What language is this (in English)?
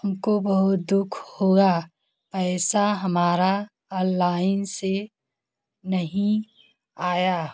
Hindi